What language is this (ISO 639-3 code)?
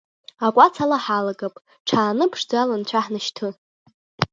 abk